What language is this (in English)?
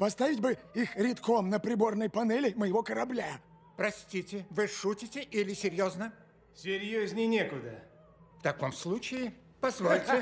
Russian